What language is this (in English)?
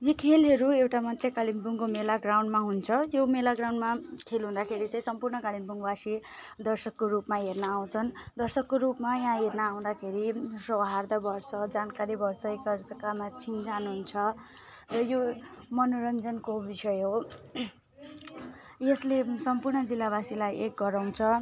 Nepali